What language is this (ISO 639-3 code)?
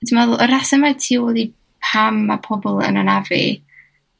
cym